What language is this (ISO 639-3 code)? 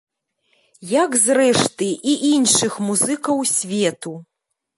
bel